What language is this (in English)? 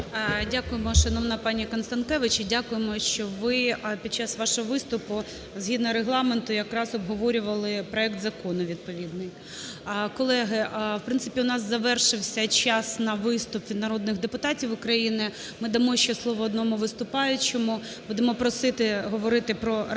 Ukrainian